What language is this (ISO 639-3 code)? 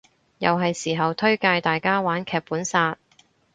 yue